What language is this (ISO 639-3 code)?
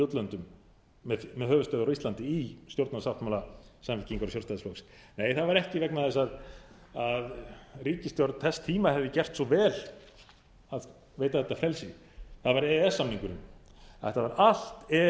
isl